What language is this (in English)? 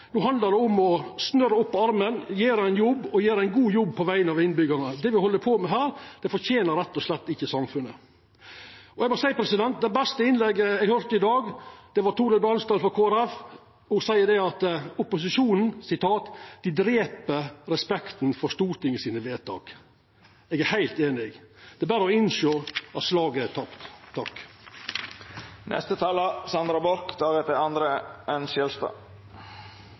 Norwegian Nynorsk